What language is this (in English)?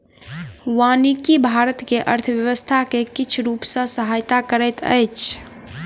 Maithili